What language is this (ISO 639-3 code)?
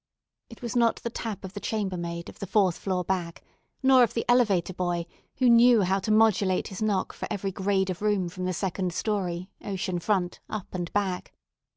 eng